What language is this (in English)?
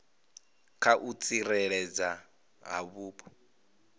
Venda